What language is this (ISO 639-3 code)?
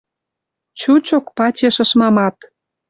mrj